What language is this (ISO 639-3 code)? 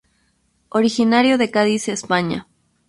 spa